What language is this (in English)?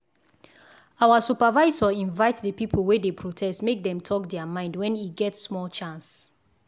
Nigerian Pidgin